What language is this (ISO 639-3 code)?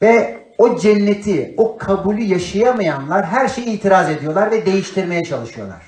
tur